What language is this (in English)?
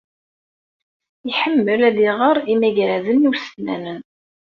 Kabyle